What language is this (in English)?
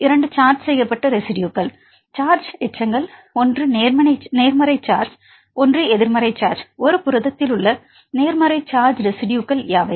Tamil